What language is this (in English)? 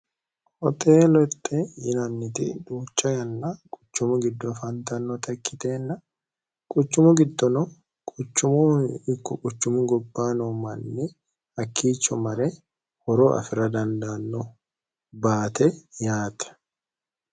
Sidamo